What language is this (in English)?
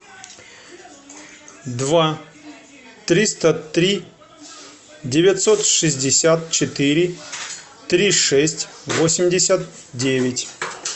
Russian